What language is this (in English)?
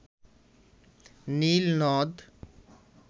Bangla